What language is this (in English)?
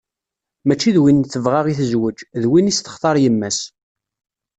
Kabyle